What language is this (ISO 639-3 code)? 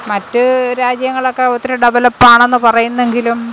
mal